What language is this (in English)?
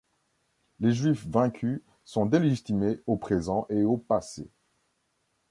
French